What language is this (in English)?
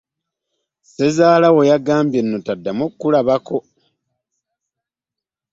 Ganda